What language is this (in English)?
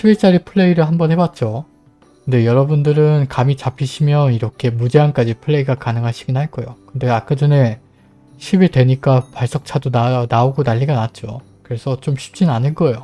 Korean